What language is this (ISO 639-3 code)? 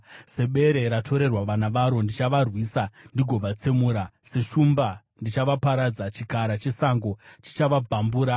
sna